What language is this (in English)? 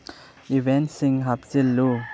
Manipuri